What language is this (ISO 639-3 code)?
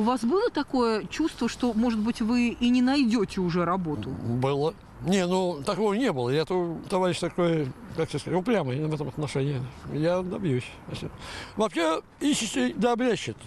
rus